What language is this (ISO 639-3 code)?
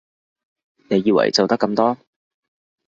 yue